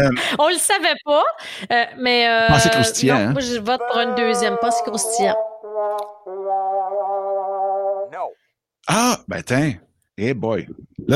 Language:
French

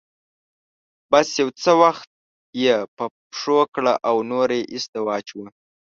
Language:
Pashto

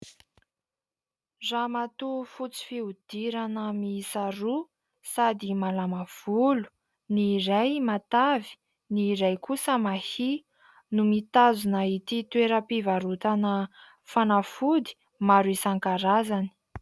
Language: Malagasy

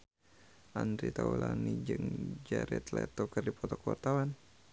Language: Sundanese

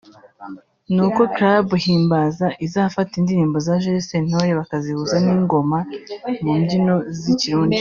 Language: Kinyarwanda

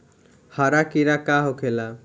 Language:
Bhojpuri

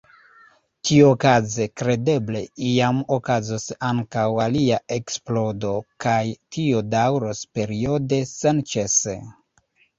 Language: Esperanto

